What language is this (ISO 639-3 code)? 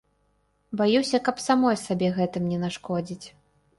bel